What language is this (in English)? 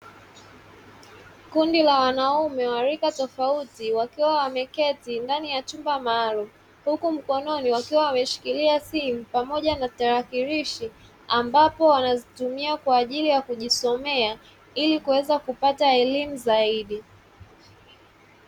Swahili